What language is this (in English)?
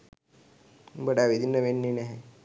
Sinhala